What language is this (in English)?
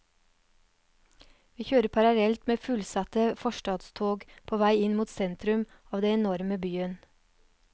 Norwegian